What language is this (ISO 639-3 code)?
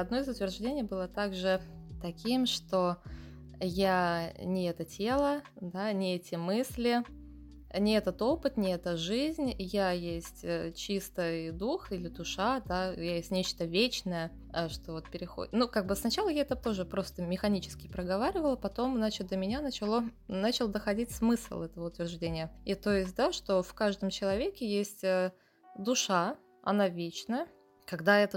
rus